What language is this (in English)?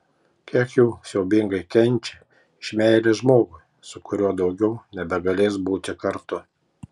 Lithuanian